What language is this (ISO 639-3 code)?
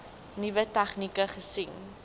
afr